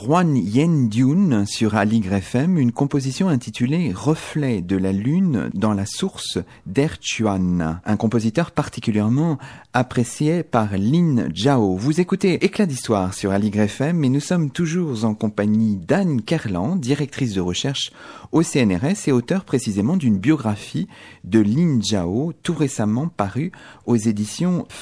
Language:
French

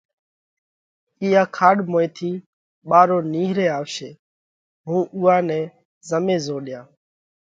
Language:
Parkari Koli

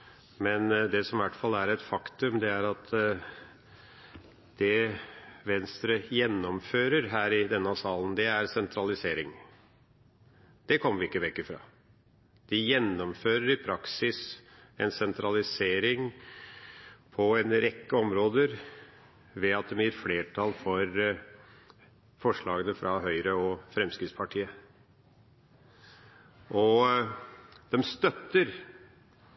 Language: Norwegian Bokmål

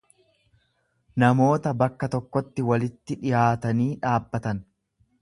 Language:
Oromo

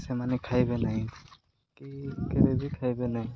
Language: Odia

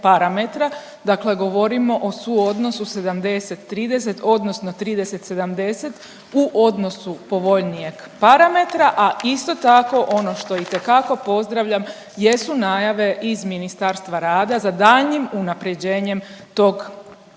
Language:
Croatian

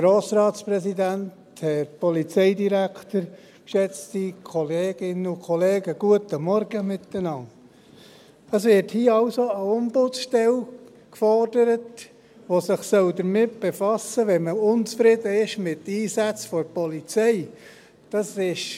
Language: Swiss German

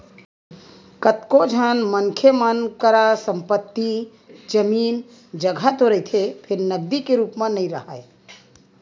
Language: Chhattisgarhi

